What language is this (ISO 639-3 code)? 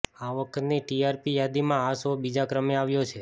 guj